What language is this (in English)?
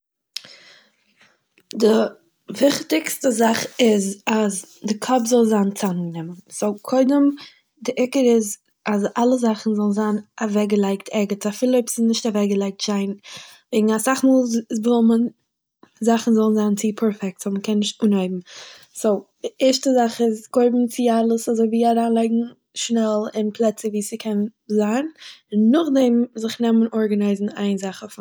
Yiddish